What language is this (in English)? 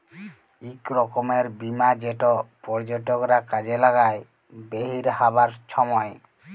Bangla